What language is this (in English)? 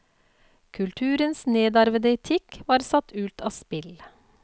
Norwegian